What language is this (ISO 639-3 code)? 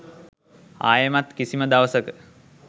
sin